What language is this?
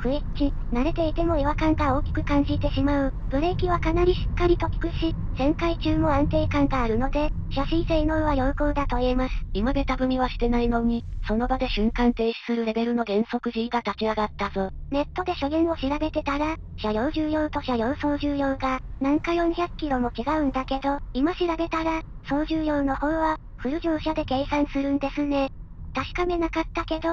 Japanese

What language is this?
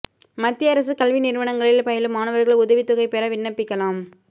Tamil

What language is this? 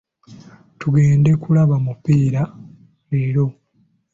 Ganda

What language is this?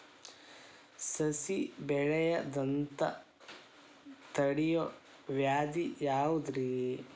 Kannada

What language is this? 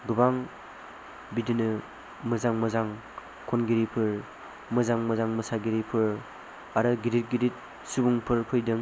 Bodo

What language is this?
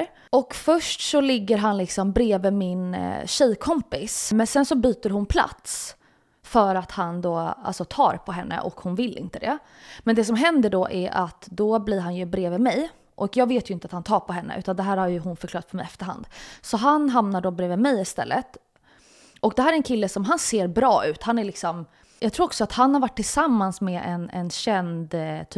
Swedish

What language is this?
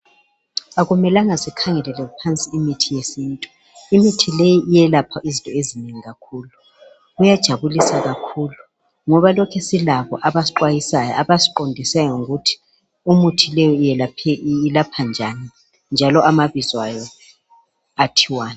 North Ndebele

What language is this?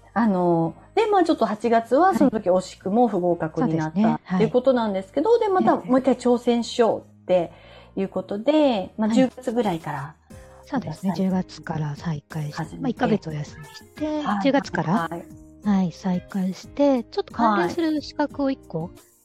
Japanese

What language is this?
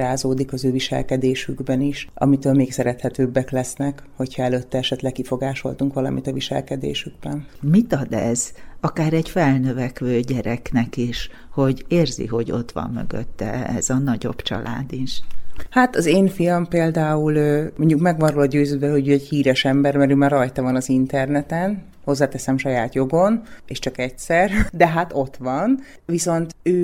Hungarian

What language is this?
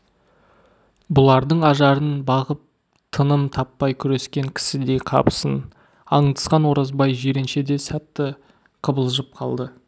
Kazakh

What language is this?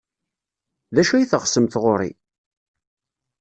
Kabyle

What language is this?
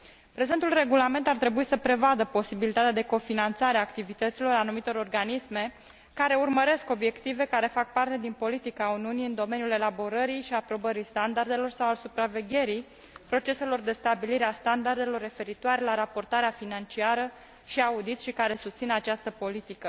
Romanian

